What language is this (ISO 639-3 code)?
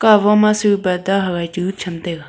nnp